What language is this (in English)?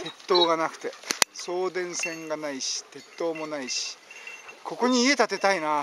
Japanese